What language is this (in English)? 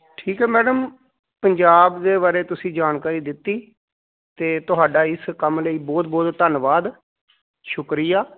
Punjabi